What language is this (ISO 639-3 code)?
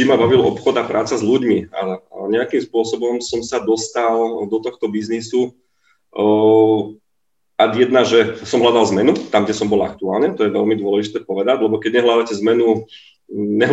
slk